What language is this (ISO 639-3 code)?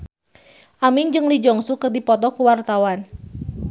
sun